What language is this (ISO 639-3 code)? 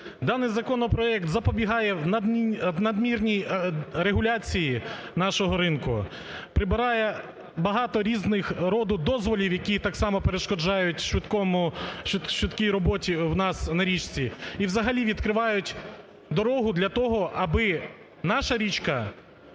ukr